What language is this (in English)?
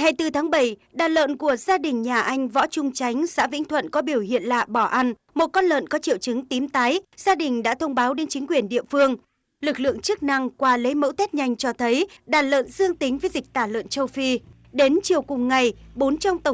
Vietnamese